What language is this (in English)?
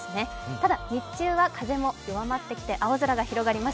Japanese